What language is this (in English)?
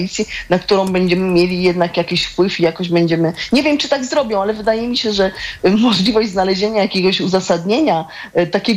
Polish